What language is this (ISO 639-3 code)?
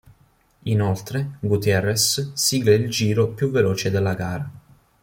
ita